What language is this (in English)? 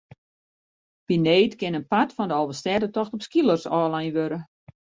Western Frisian